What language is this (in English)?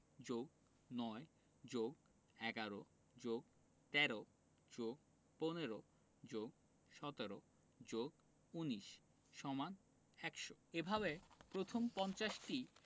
Bangla